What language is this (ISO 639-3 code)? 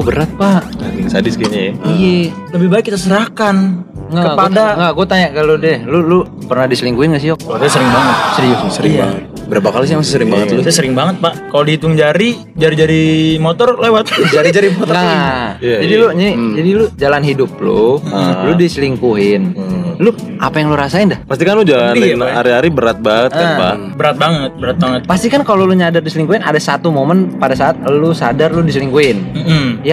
ind